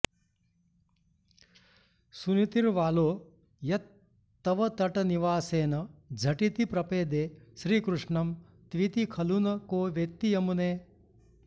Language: Sanskrit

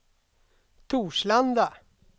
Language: Swedish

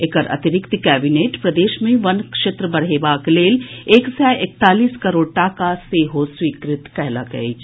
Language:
Maithili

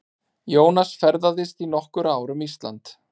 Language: Icelandic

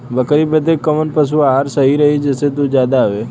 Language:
Bhojpuri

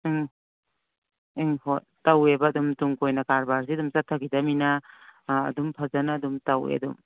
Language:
Manipuri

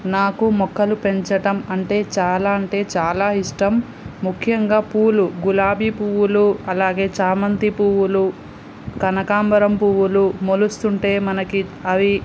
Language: Telugu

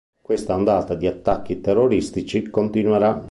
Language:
Italian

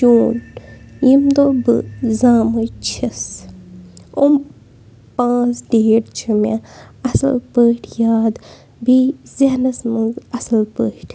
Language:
Kashmiri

